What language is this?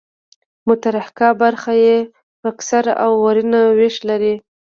Pashto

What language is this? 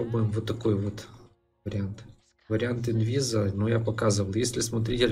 Russian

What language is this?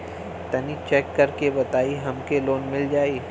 Bhojpuri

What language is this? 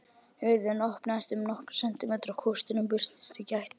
Icelandic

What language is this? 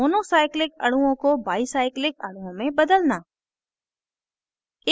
Hindi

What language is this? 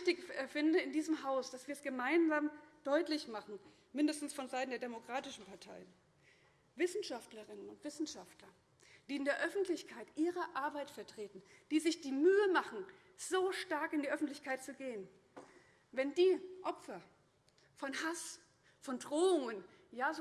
German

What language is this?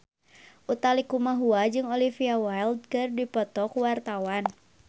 Sundanese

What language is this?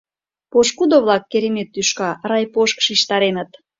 Mari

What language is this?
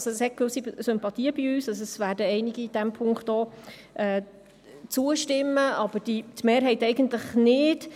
Swiss German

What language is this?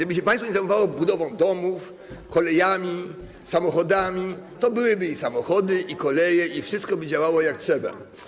Polish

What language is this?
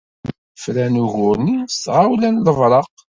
Kabyle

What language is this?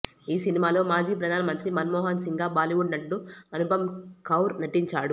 Telugu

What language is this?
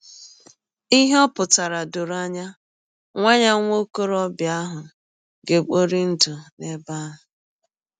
Igbo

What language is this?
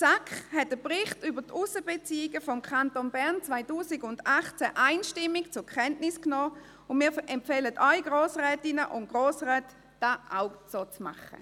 Swiss German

